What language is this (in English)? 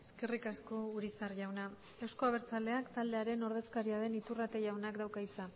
Basque